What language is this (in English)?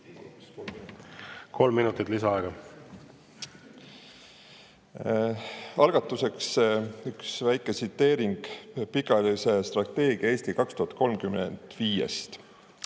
Estonian